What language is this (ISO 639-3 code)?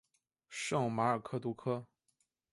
zho